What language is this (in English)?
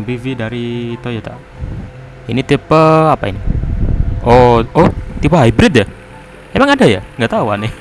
Indonesian